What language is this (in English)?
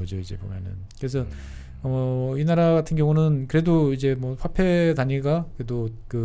Korean